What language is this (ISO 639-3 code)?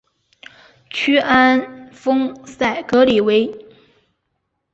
zho